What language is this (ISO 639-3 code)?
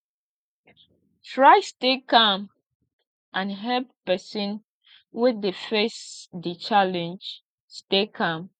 pcm